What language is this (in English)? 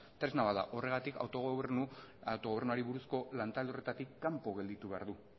Basque